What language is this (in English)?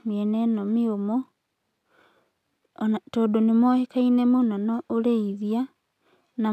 Kikuyu